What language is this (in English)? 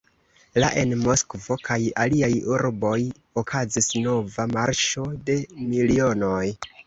Esperanto